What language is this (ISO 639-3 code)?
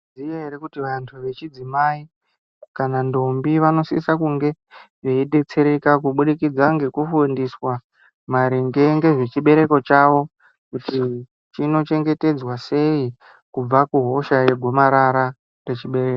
ndc